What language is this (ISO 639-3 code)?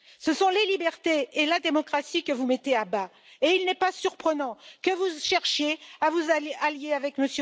fra